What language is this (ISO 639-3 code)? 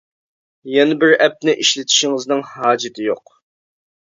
uig